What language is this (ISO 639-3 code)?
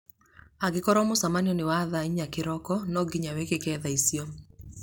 kik